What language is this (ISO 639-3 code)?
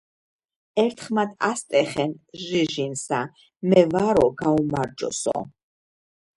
kat